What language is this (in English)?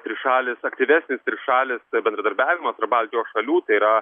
Lithuanian